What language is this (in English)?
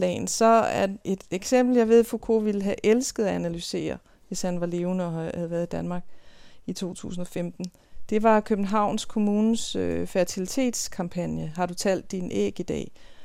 Danish